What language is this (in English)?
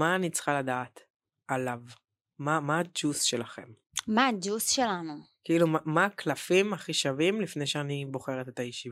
Hebrew